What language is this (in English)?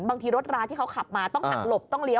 Thai